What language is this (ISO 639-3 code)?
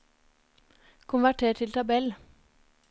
nor